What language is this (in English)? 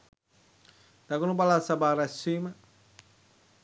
Sinhala